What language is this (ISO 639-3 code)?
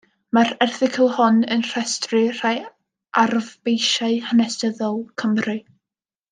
cym